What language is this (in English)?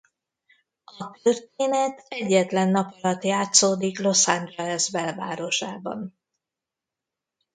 Hungarian